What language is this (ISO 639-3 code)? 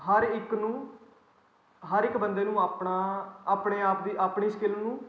pan